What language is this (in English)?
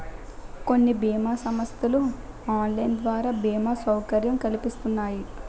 Telugu